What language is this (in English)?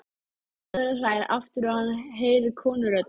Icelandic